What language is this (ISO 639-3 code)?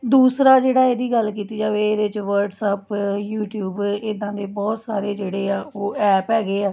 pan